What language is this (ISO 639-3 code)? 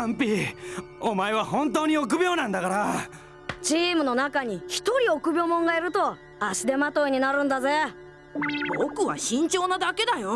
jpn